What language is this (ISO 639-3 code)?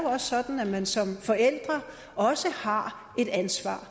dan